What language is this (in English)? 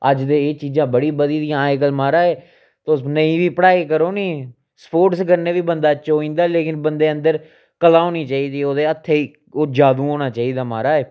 Dogri